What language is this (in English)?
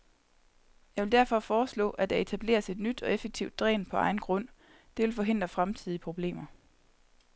Danish